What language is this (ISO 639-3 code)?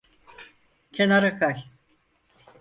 tur